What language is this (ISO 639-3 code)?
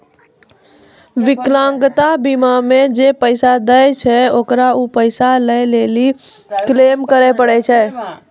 mai